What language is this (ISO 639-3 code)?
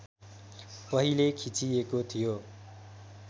nep